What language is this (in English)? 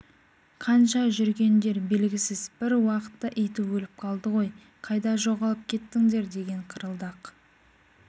Kazakh